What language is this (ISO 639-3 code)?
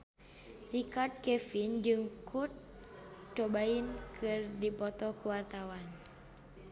sun